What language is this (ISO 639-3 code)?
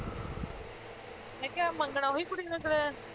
pan